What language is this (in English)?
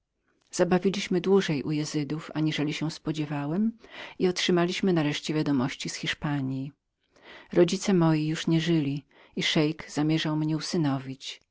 Polish